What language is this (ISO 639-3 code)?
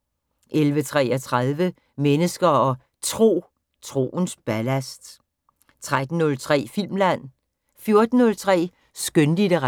dan